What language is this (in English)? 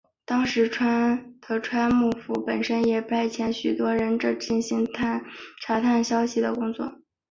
Chinese